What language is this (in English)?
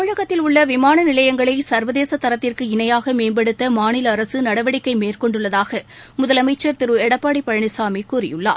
Tamil